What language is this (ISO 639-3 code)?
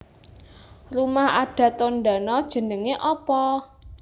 jav